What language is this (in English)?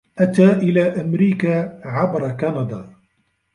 Arabic